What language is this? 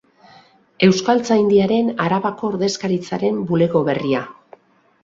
Basque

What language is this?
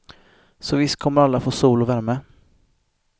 Swedish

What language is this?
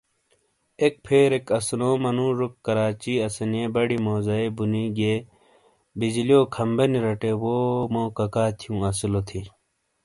Shina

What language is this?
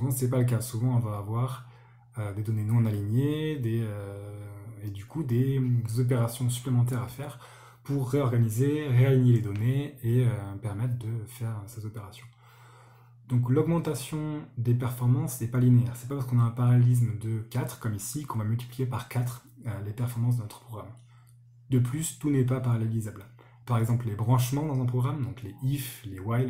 French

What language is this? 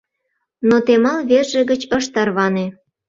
Mari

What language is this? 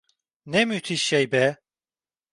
Turkish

